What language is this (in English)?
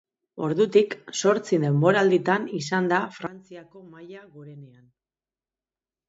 Basque